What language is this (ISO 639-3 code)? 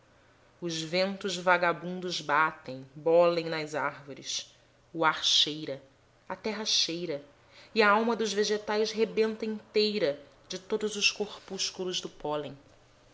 por